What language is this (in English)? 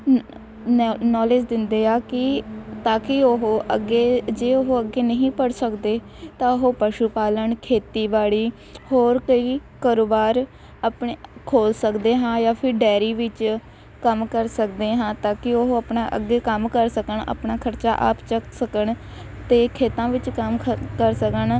Punjabi